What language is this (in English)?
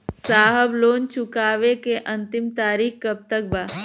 Bhojpuri